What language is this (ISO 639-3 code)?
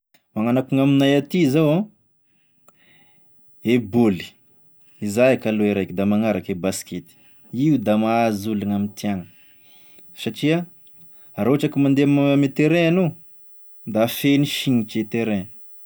tkg